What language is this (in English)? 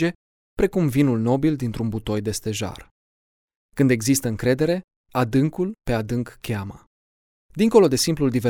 Romanian